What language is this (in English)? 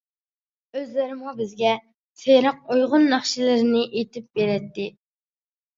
Uyghur